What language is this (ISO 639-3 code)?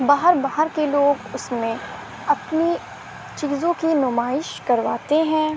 urd